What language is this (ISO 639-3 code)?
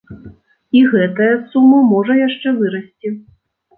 bel